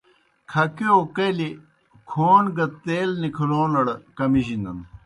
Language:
Kohistani Shina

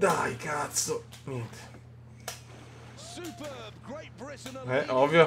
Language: Italian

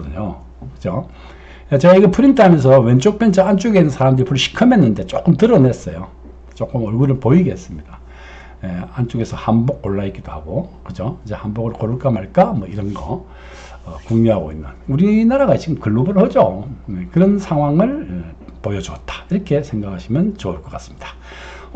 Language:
Korean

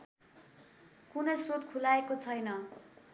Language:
Nepali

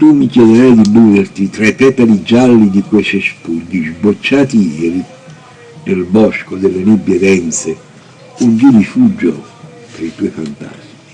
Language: Italian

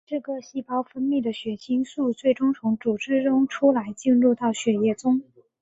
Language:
Chinese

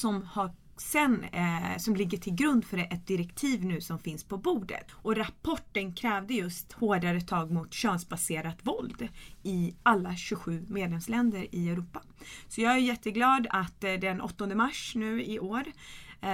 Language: Swedish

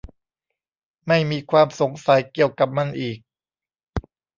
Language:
Thai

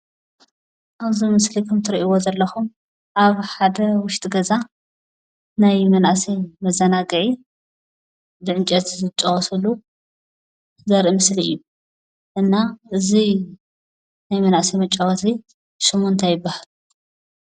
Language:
Tigrinya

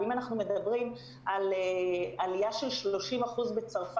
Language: Hebrew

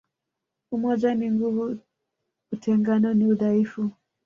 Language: Swahili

